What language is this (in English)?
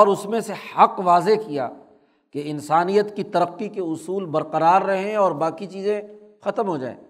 Urdu